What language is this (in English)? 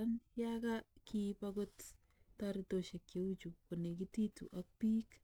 Kalenjin